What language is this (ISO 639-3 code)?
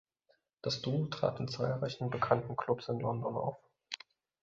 deu